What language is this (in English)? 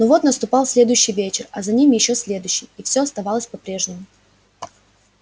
Russian